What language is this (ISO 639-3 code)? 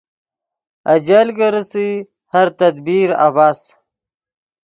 ydg